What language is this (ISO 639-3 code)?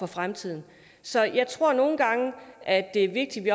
dan